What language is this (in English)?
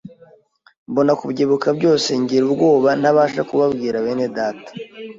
Kinyarwanda